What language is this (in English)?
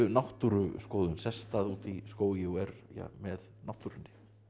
Icelandic